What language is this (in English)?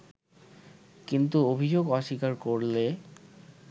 Bangla